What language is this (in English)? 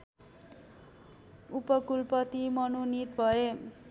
Nepali